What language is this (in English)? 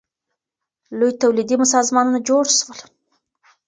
Pashto